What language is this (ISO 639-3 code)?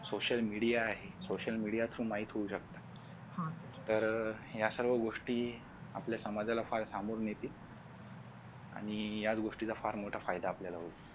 mar